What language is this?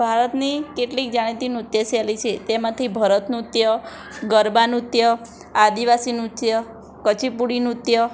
Gujarati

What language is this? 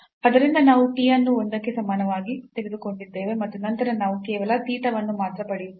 Kannada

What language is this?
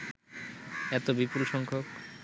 Bangla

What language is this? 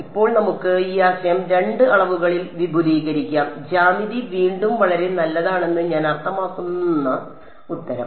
Malayalam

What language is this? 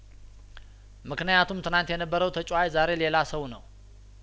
Amharic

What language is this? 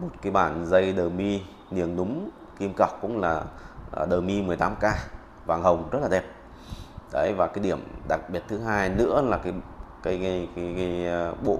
Vietnamese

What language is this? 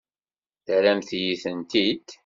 Kabyle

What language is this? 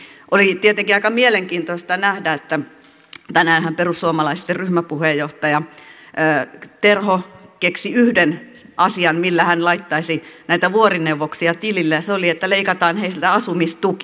Finnish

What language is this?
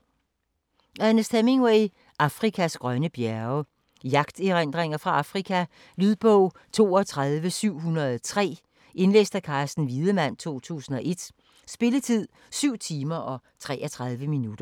Danish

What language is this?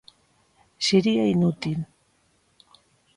Galician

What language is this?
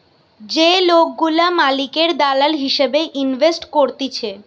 Bangla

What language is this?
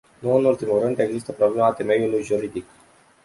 Romanian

